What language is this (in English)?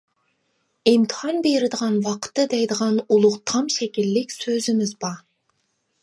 Uyghur